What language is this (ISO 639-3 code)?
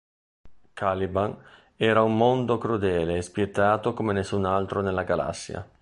ita